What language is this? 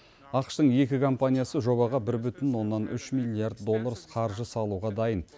Kazakh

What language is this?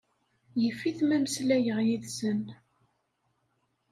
Kabyle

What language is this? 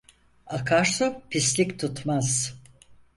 Turkish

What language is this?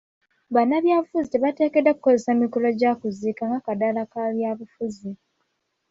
Ganda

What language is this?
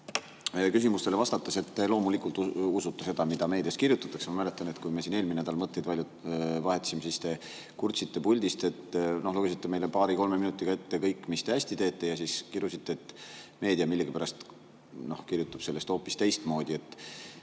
Estonian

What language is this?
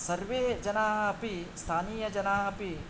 Sanskrit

